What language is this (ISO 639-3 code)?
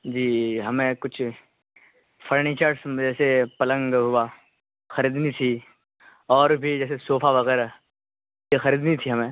urd